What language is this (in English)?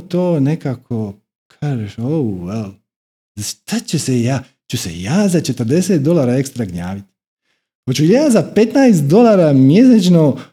Croatian